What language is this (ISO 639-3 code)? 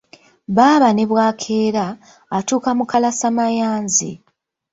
lug